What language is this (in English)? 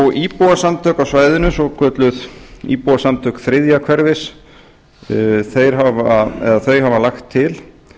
Icelandic